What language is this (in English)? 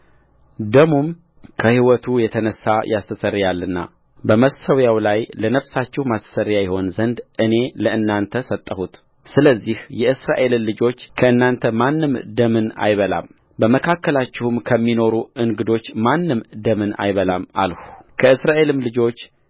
Amharic